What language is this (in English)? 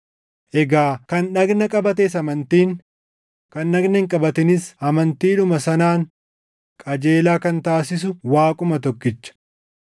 Oromo